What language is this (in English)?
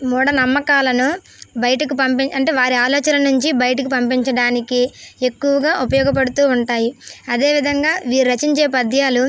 Telugu